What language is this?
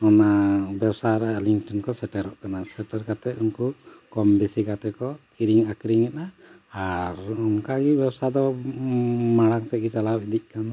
Santali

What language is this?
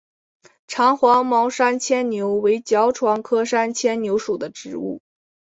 Chinese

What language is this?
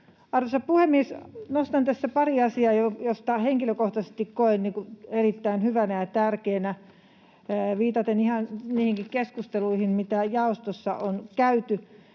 Finnish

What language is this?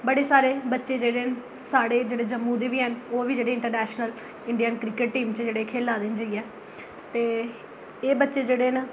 Dogri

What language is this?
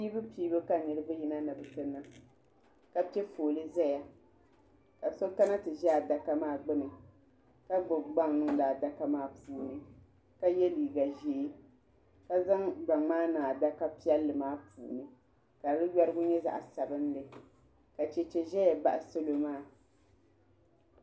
Dagbani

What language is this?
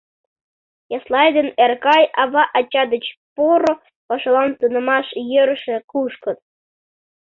Mari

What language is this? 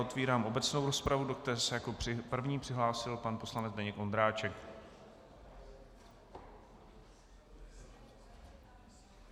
Czech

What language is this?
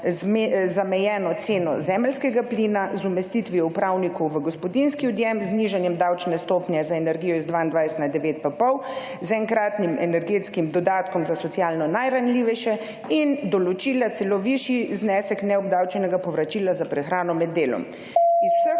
Slovenian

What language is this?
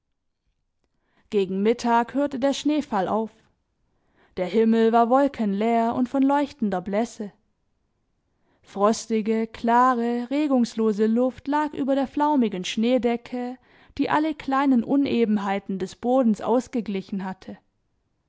German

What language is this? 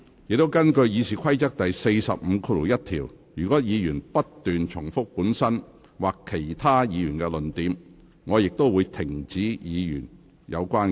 Cantonese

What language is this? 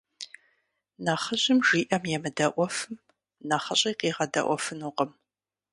Kabardian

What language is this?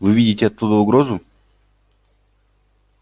Russian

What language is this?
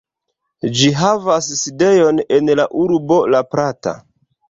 Esperanto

